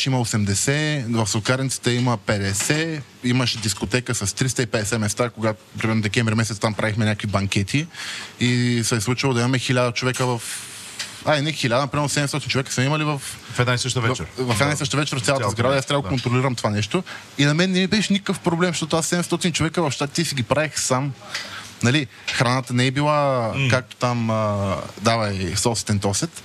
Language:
Bulgarian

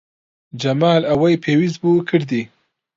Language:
Central Kurdish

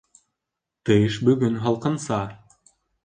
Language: Bashkir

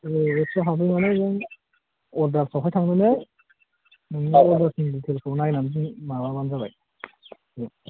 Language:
Bodo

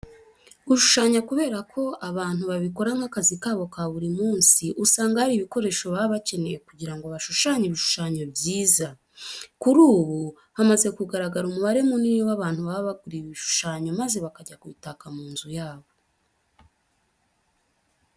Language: Kinyarwanda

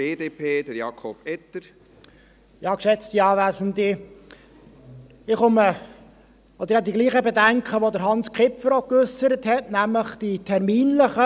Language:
Swiss German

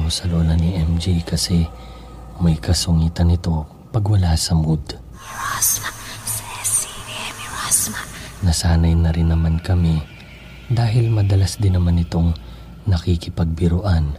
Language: Filipino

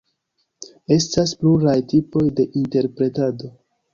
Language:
Esperanto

